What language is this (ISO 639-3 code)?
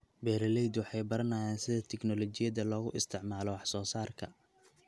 som